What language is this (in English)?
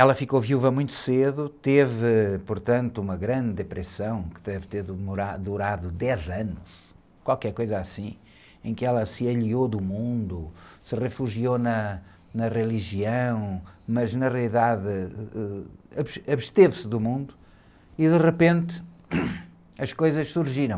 Portuguese